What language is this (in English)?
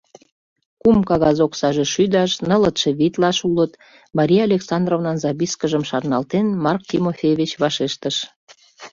Mari